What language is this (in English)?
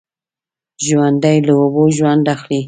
Pashto